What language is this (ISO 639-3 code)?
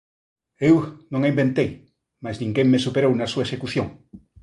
glg